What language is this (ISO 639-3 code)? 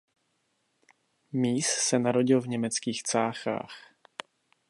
ces